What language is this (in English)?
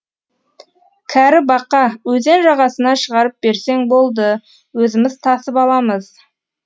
Kazakh